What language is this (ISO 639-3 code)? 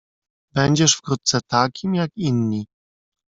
pol